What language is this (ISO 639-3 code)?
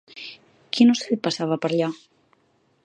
cat